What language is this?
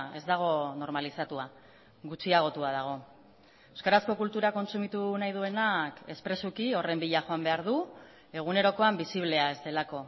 Basque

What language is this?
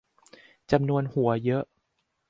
Thai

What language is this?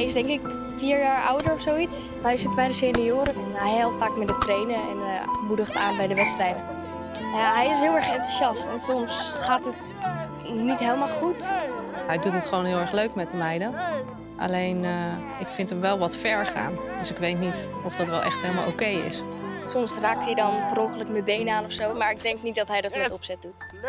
Dutch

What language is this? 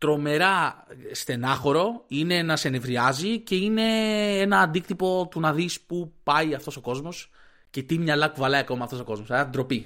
Greek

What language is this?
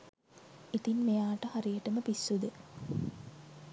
Sinhala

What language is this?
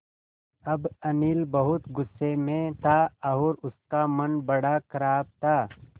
Hindi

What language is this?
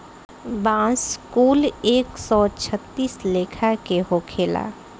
Bhojpuri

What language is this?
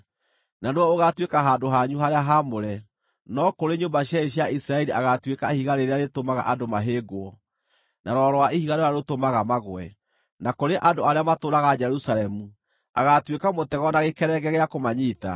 Kikuyu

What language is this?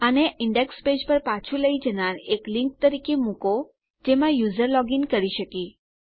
Gujarati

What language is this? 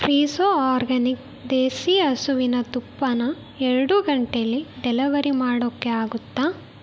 Kannada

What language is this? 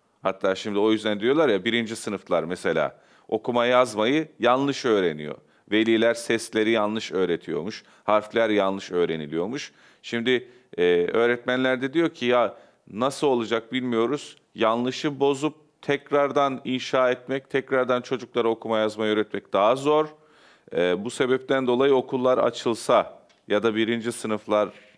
Turkish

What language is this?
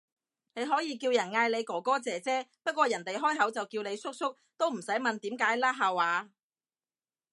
Cantonese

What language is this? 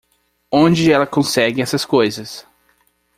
Portuguese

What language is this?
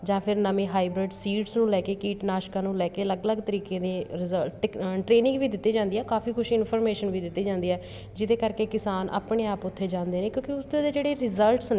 Punjabi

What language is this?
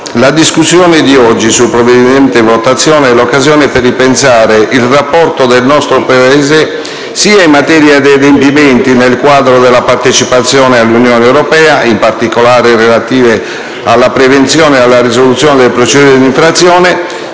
Italian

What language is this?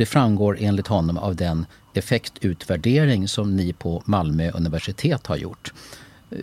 Swedish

